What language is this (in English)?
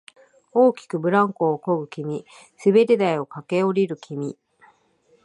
Japanese